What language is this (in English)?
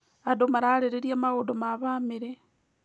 Kikuyu